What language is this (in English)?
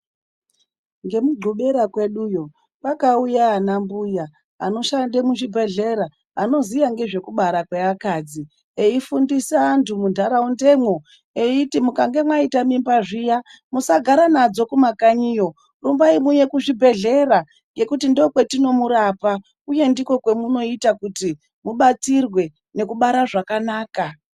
Ndau